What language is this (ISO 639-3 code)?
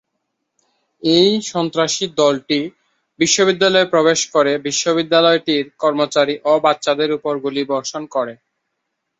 ben